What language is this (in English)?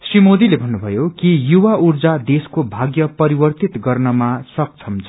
Nepali